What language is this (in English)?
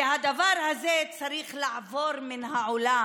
Hebrew